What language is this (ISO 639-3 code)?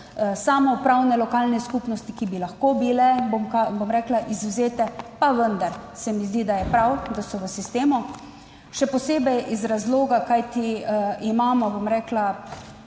slv